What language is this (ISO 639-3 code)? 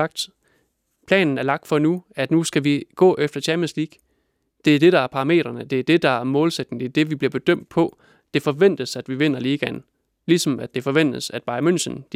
dan